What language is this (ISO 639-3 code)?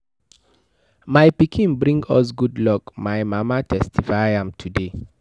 pcm